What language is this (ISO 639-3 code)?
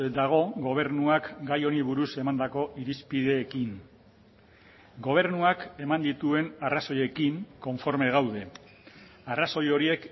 eus